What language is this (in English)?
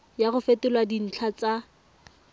Tswana